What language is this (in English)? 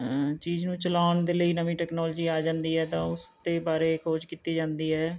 Punjabi